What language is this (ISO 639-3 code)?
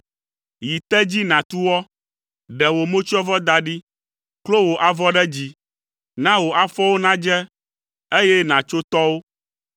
ewe